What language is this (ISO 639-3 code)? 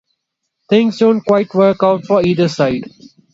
eng